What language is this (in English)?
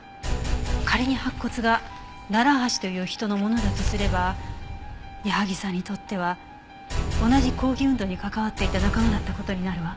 Japanese